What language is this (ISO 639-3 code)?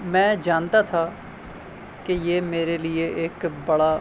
urd